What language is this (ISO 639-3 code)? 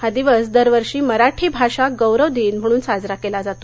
mar